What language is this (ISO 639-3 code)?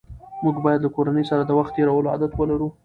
pus